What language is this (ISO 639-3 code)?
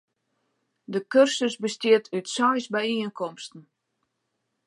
fry